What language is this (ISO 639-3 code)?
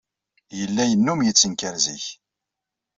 kab